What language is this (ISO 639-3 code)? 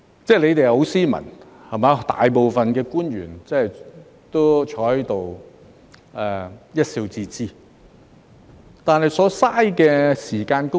yue